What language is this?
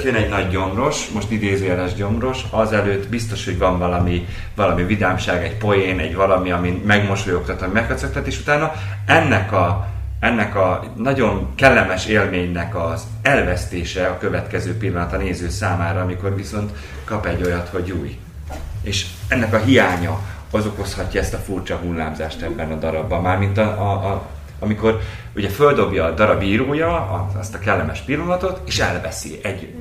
Hungarian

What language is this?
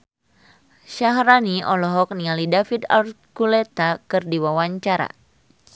Sundanese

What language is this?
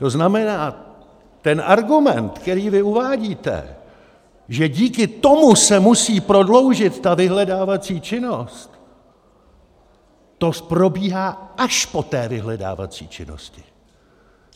Czech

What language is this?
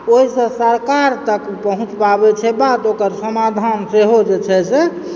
Maithili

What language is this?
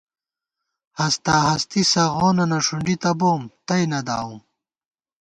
Gawar-Bati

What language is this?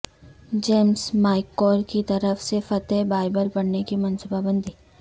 Urdu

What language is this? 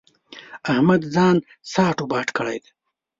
Pashto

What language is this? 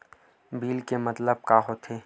Chhattisgarhi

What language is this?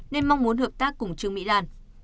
Vietnamese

